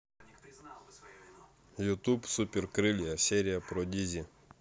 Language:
Russian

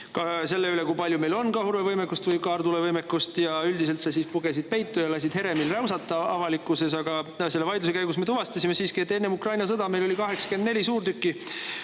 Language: Estonian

